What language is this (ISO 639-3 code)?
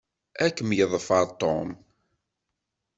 kab